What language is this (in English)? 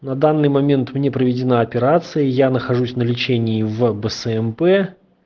Russian